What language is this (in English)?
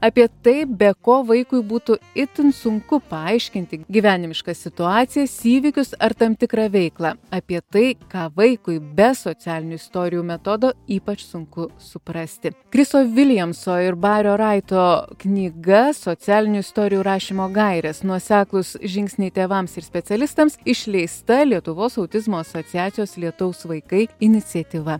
Lithuanian